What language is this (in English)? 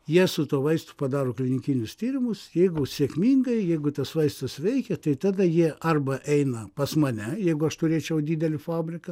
Lithuanian